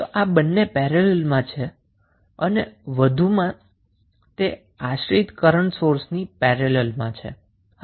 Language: Gujarati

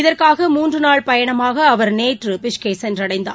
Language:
Tamil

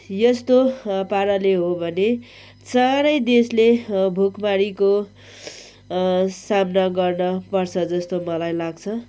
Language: Nepali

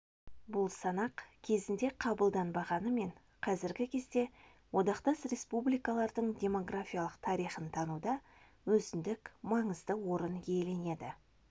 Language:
Kazakh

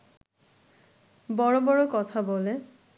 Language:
Bangla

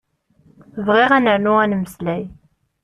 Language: Kabyle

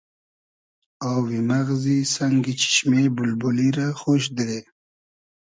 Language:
Hazaragi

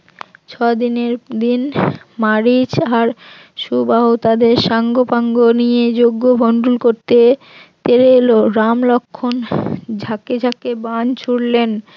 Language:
Bangla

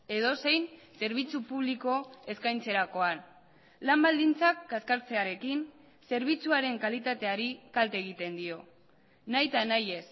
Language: Basque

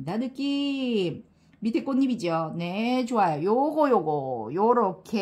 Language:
Korean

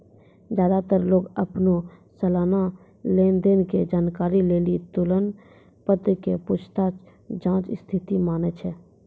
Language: Maithili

